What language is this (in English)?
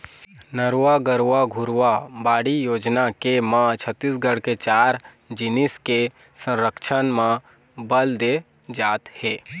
Chhattisgarhi